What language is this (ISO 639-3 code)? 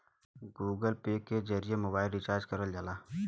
bho